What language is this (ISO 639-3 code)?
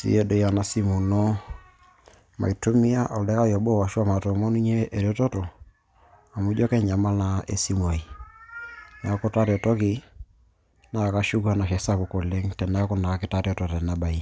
mas